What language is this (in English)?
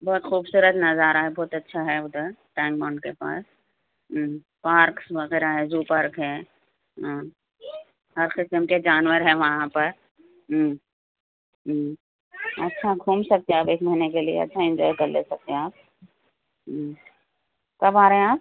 Urdu